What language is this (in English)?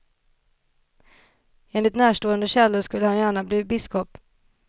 Swedish